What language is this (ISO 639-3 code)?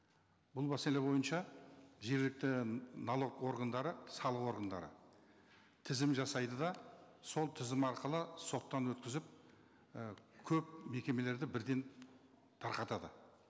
kaz